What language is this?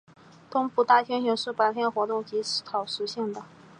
Chinese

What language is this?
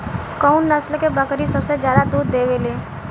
Bhojpuri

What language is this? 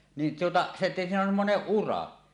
Finnish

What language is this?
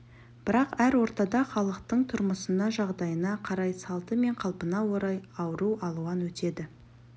Kazakh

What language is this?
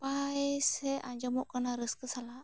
Santali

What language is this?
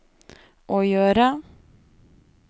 Norwegian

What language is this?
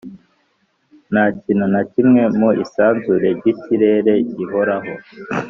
Kinyarwanda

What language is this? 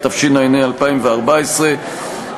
Hebrew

